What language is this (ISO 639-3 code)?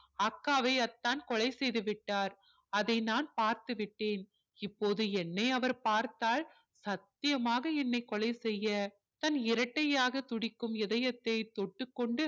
tam